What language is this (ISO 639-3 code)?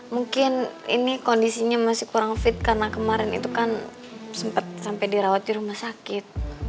ind